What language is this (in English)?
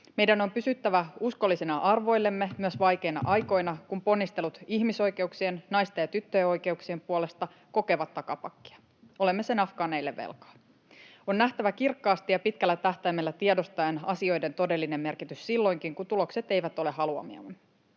Finnish